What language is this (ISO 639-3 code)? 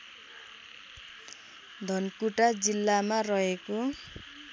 nep